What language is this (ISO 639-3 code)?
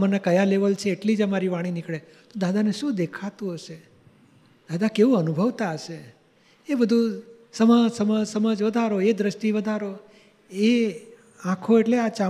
guj